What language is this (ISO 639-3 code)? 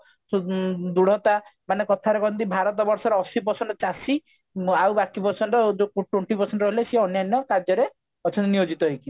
ori